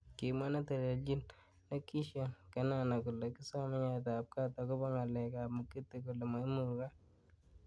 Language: Kalenjin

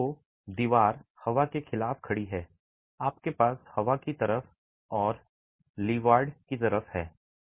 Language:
Hindi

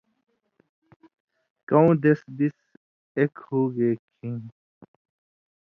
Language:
Indus Kohistani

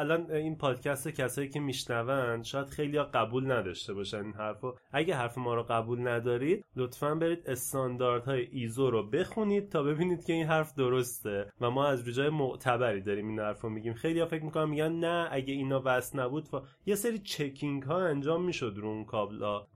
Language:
Persian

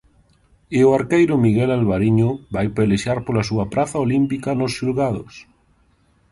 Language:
Galician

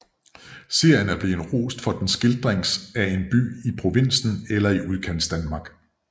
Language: Danish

